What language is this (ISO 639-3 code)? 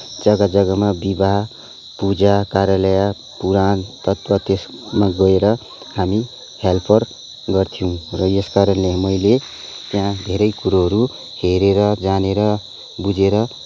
nep